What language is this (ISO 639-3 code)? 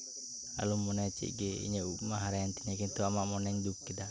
sat